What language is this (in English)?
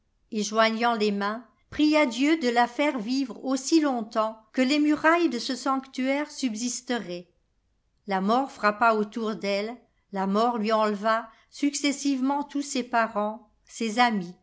French